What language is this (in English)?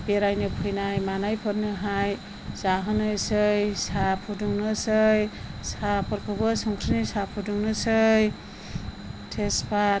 Bodo